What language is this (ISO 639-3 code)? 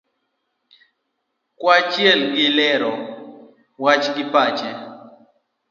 luo